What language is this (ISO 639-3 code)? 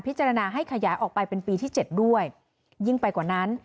tha